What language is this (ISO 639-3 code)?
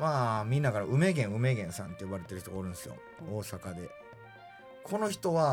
jpn